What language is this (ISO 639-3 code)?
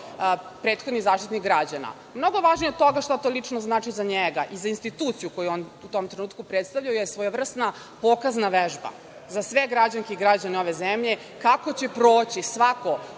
srp